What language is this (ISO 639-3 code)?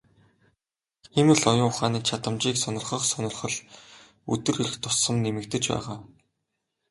mon